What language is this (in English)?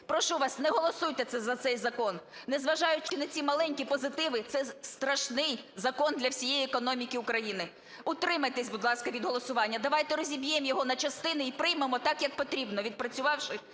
Ukrainian